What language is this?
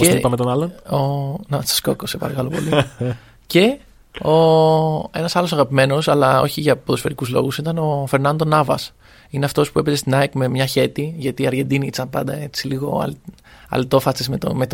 Greek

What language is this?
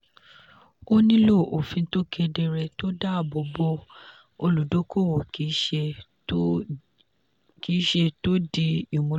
Yoruba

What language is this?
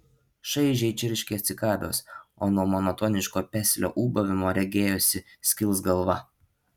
Lithuanian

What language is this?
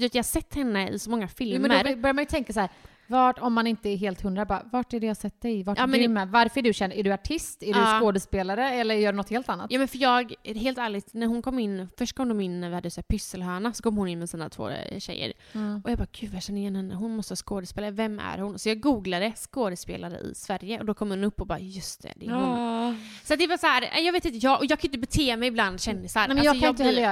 Swedish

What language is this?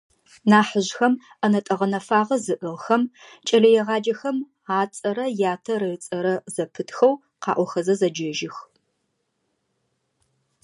Adyghe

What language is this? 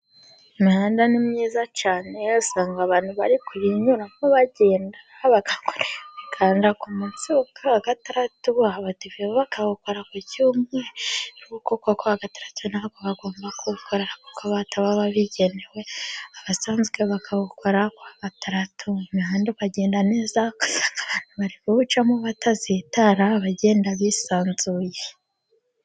Kinyarwanda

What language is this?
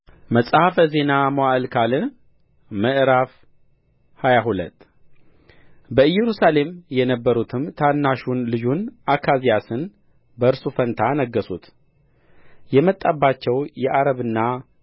Amharic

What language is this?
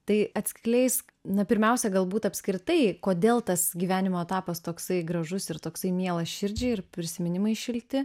Lithuanian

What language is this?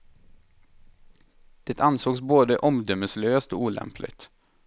Swedish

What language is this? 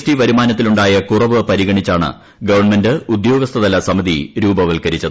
Malayalam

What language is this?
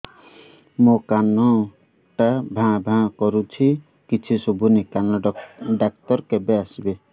Odia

